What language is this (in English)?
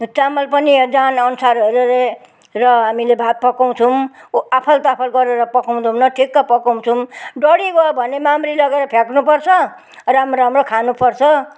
Nepali